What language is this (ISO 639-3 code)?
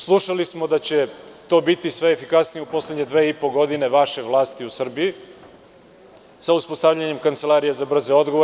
srp